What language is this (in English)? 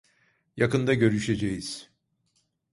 Turkish